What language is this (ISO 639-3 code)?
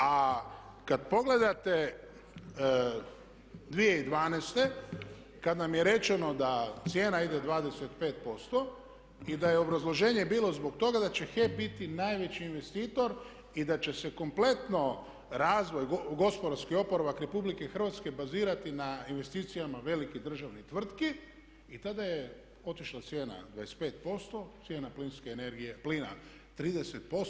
hrv